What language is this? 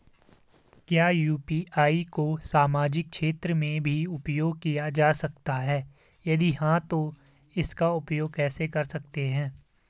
Hindi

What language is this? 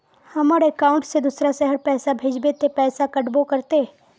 Magahi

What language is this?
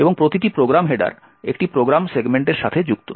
Bangla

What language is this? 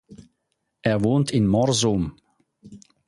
German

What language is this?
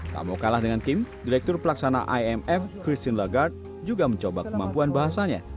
Indonesian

